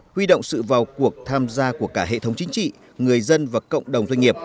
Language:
Vietnamese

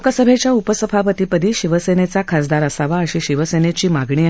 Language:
Marathi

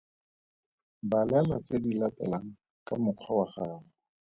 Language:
Tswana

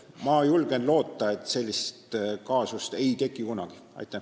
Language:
Estonian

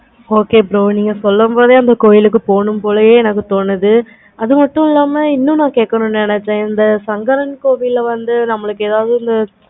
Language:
Tamil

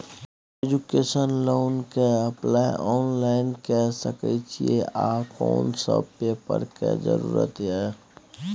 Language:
Maithili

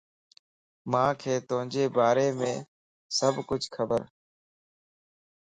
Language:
Lasi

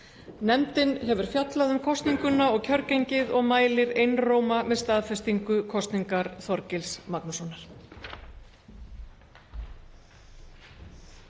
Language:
Icelandic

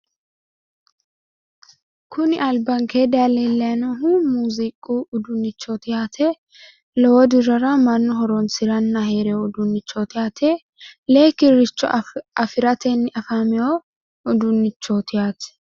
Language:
Sidamo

